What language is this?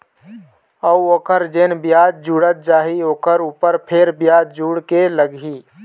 Chhattisgarhi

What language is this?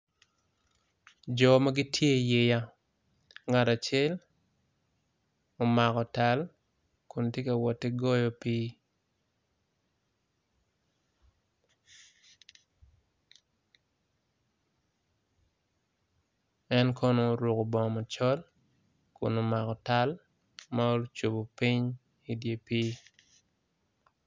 Acoli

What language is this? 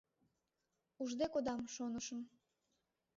Mari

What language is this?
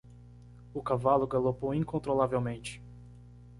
Portuguese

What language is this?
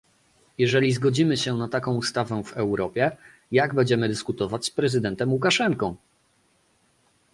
Polish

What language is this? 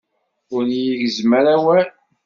Kabyle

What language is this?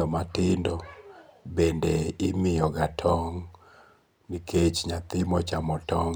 Luo (Kenya and Tanzania)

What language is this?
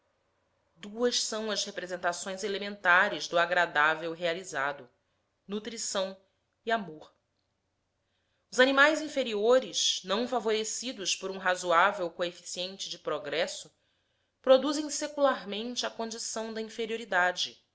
Portuguese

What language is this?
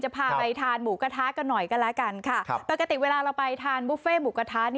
Thai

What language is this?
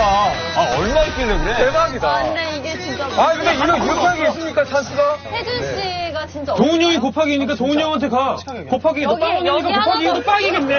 Korean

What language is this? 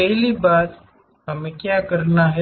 Hindi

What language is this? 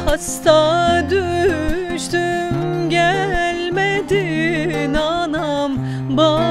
Turkish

